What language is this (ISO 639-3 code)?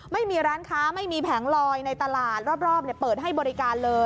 tha